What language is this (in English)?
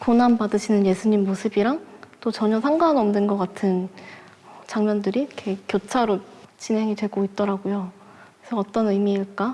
Korean